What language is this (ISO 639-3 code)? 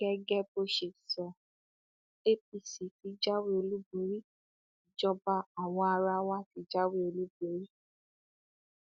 yor